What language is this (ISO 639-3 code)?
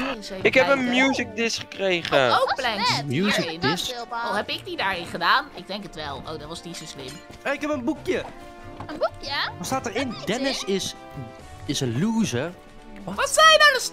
nld